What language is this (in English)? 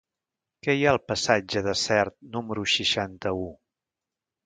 Catalan